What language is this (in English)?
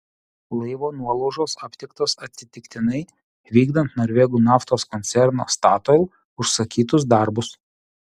Lithuanian